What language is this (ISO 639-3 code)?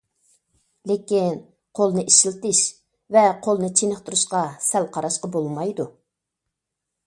uig